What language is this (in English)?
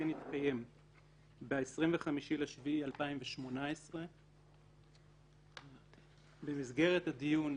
Hebrew